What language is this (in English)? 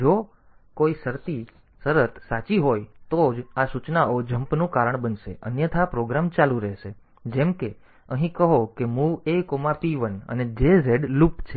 Gujarati